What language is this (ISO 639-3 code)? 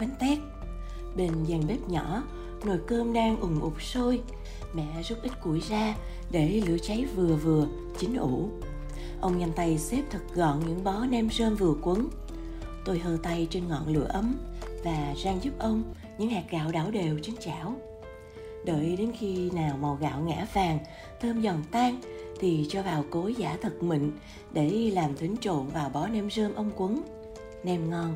vie